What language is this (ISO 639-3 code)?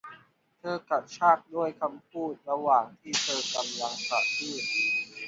tha